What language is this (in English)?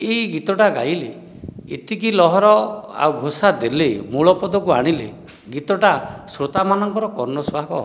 Odia